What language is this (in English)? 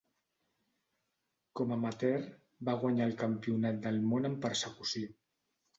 Catalan